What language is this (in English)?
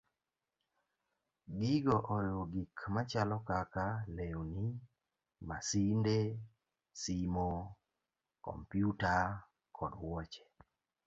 Luo (Kenya and Tanzania)